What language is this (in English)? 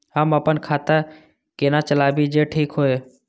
Maithili